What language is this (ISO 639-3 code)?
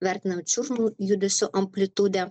lit